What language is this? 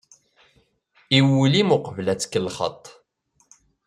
Kabyle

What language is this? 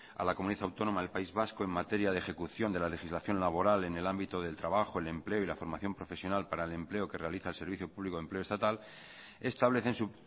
Spanish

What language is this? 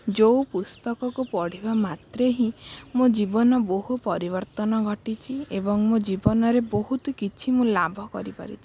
Odia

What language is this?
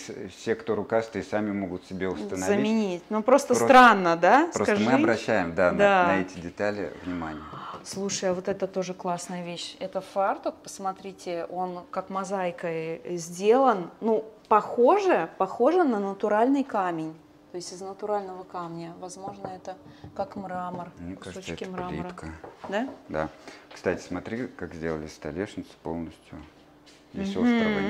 Russian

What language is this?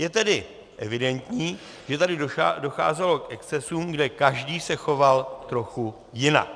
Czech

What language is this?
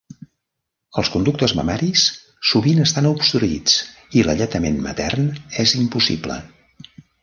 Catalan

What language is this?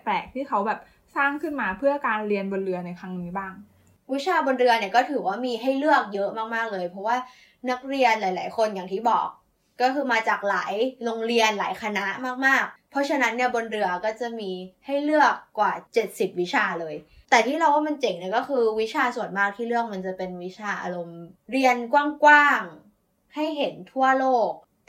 Thai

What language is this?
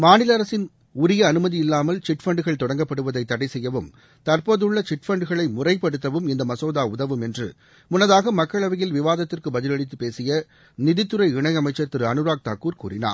Tamil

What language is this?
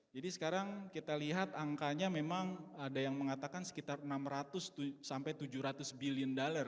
Indonesian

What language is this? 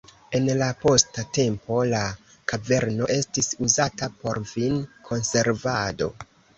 Esperanto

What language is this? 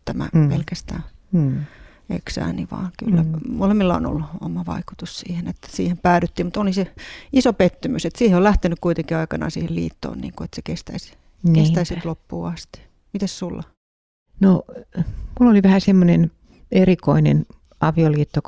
Finnish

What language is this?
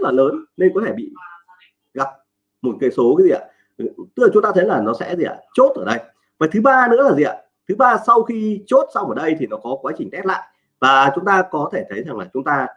Vietnamese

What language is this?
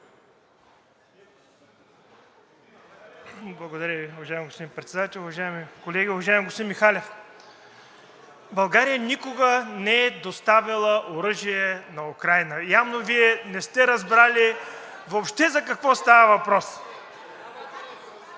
Bulgarian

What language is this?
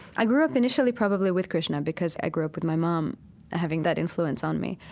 English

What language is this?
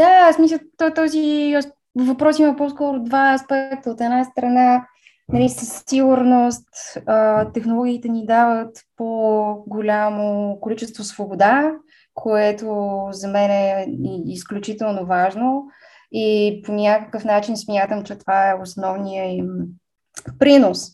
Bulgarian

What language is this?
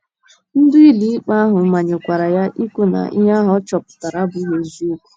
Igbo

